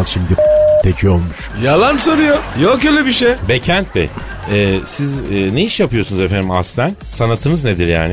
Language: Turkish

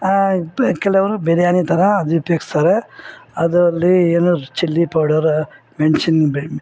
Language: Kannada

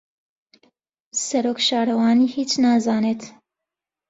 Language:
Central Kurdish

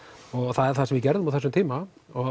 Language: Icelandic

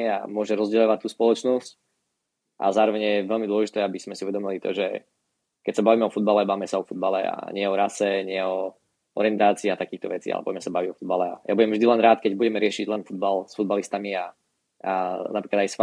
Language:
Slovak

